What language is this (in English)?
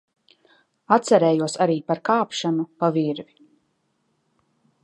Latvian